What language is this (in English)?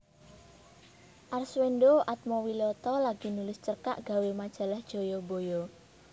Javanese